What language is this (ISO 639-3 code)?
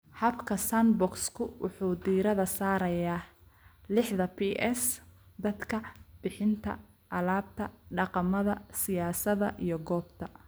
som